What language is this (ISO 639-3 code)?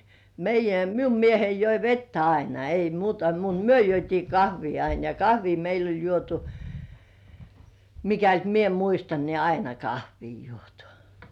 fin